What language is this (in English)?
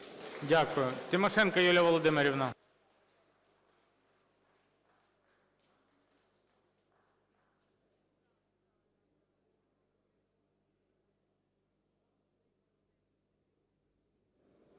Ukrainian